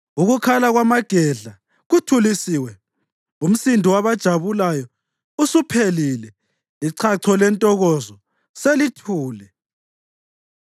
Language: North Ndebele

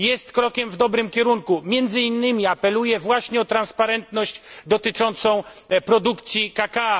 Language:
Polish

